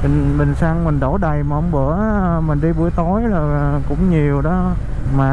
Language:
Vietnamese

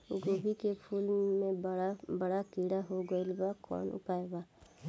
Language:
Bhojpuri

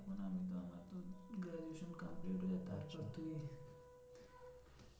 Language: Bangla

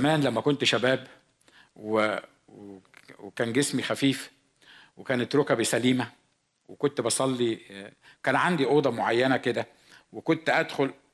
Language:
Arabic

